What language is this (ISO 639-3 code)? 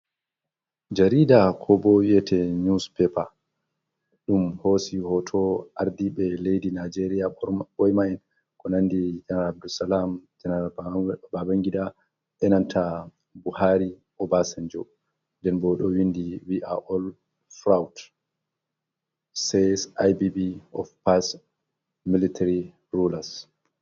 ful